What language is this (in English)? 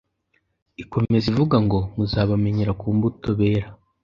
Kinyarwanda